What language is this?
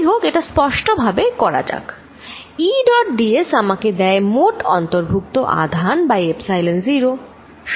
Bangla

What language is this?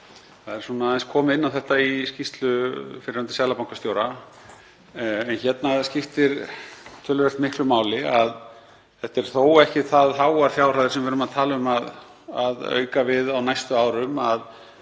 Icelandic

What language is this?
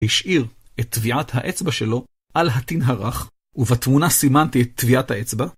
Hebrew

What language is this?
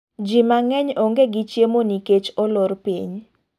Luo (Kenya and Tanzania)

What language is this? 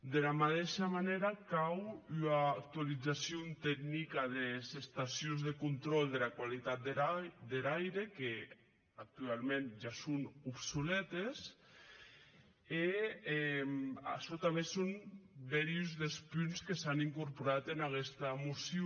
Catalan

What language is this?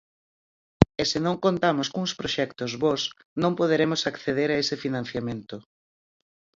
Galician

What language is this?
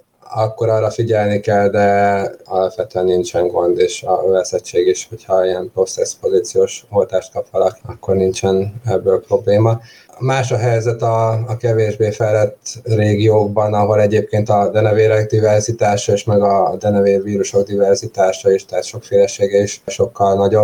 Hungarian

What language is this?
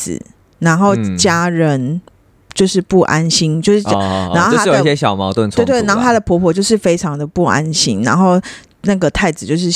Chinese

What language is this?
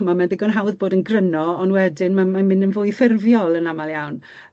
Welsh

